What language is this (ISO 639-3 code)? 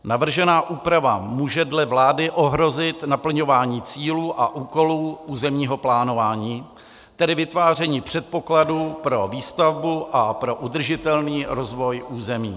ces